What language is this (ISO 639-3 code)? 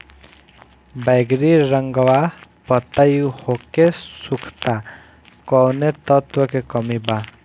bho